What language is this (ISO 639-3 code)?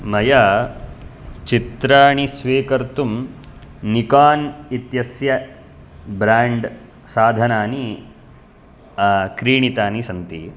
san